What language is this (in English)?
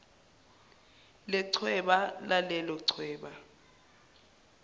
Zulu